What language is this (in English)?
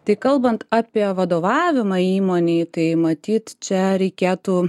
Lithuanian